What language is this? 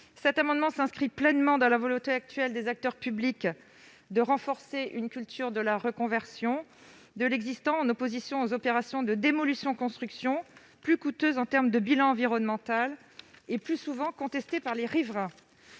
French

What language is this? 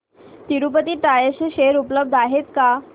Marathi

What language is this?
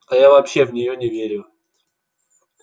Russian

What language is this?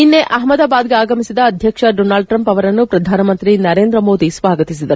Kannada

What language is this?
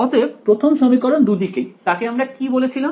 Bangla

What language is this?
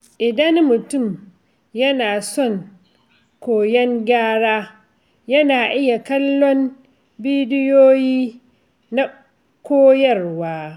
Hausa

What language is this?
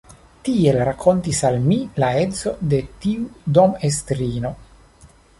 Esperanto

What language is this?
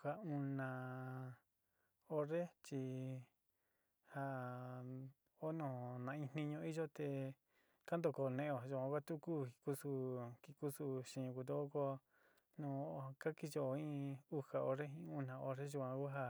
Sinicahua Mixtec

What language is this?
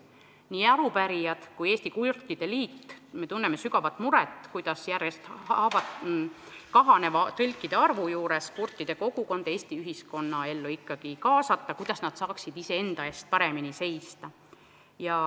Estonian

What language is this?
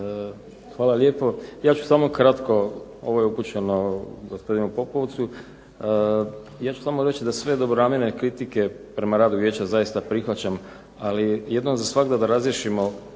Croatian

